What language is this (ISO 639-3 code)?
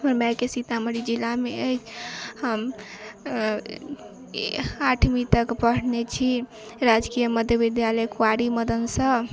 mai